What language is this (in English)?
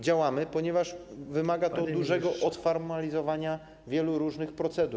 Polish